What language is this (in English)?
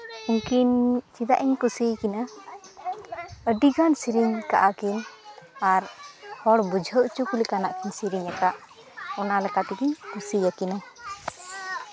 Santali